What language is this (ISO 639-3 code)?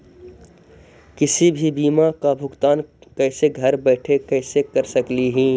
mag